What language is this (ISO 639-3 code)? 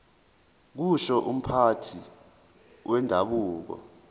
zul